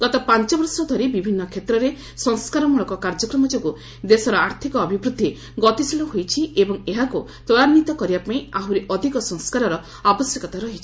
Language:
Odia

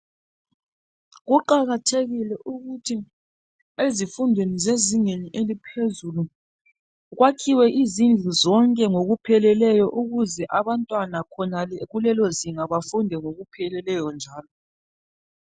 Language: North Ndebele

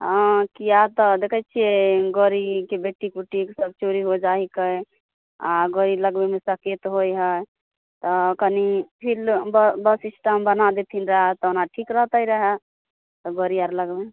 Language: Maithili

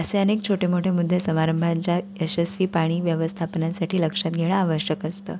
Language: Marathi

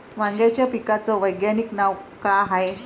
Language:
Marathi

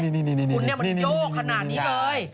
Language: Thai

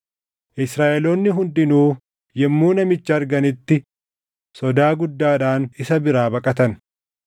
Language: Oromo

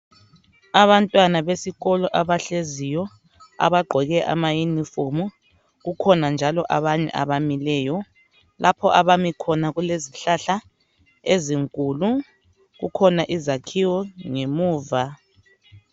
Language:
North Ndebele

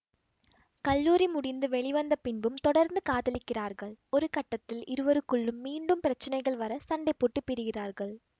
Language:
Tamil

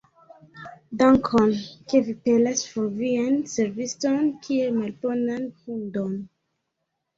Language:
Esperanto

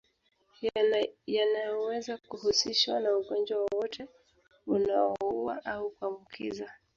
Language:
Swahili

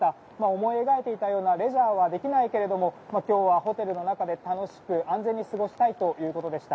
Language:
Japanese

